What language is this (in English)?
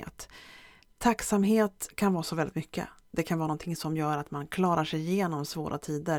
Swedish